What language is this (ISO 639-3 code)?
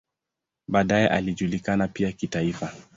swa